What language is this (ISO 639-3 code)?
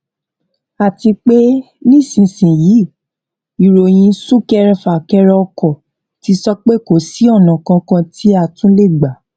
yor